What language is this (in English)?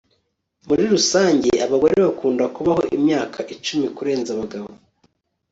Kinyarwanda